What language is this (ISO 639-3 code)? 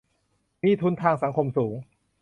tha